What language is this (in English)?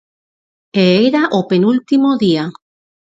Galician